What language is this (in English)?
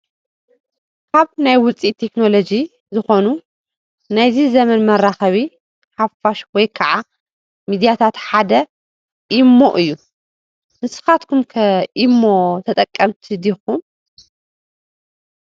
Tigrinya